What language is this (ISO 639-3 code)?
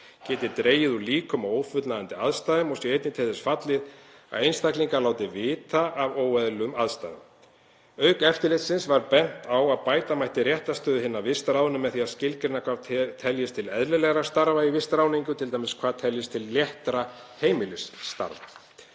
isl